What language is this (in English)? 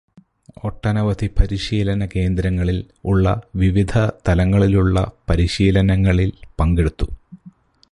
Malayalam